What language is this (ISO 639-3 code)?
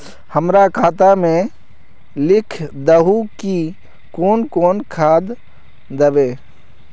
mag